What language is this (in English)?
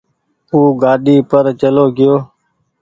Goaria